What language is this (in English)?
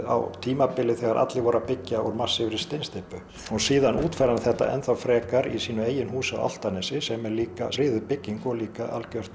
Icelandic